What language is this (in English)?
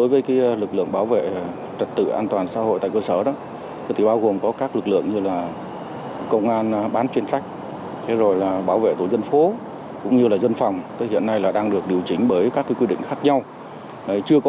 Vietnamese